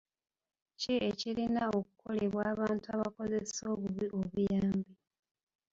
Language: Ganda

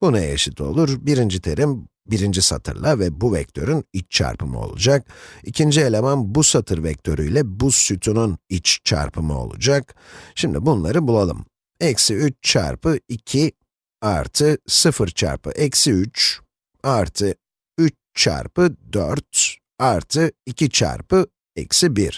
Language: Turkish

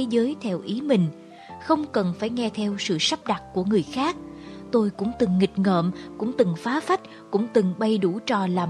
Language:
Vietnamese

